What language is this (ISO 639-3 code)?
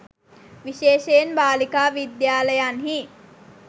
sin